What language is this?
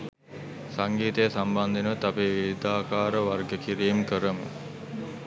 Sinhala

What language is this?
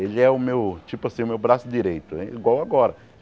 Portuguese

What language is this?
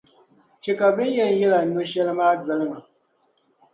Dagbani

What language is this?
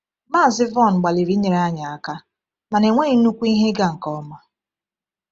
Igbo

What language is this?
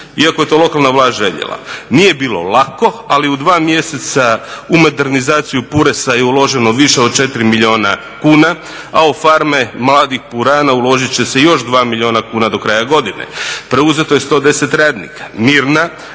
Croatian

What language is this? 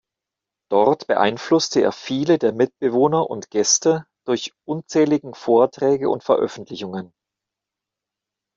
German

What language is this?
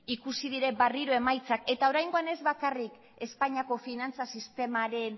Basque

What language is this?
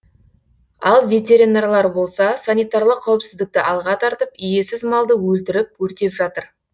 Kazakh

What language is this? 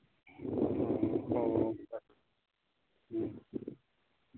Manipuri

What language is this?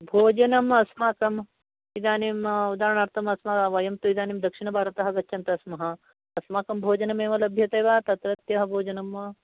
Sanskrit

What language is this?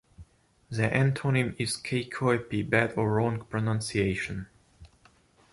English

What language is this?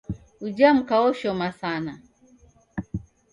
Taita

